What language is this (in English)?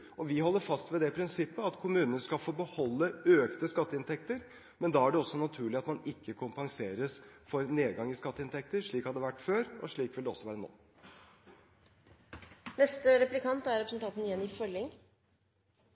Norwegian Bokmål